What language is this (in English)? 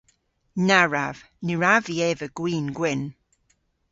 Cornish